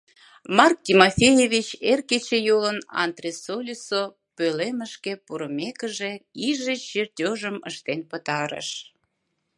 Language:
Mari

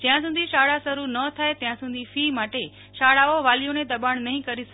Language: Gujarati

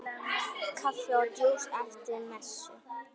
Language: Icelandic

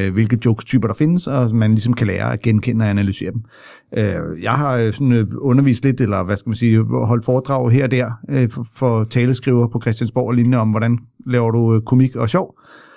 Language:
Danish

